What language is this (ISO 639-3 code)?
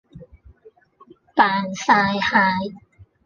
yue